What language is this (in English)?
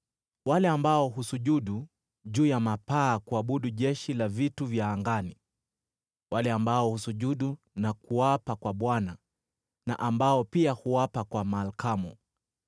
Swahili